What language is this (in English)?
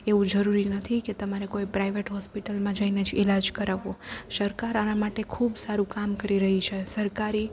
Gujarati